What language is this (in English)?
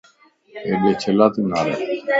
Lasi